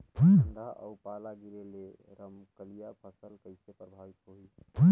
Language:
Chhattisgarhi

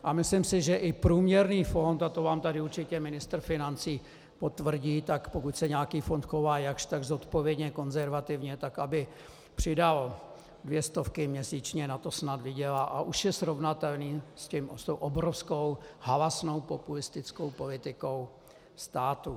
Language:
Czech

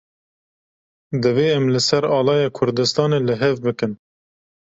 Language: Kurdish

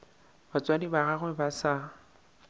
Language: Northern Sotho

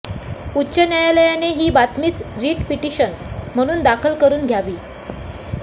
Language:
Marathi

